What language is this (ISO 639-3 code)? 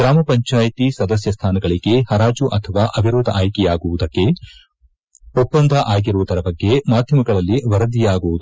kan